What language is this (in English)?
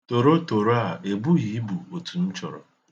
Igbo